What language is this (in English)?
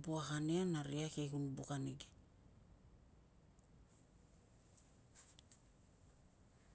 Tungag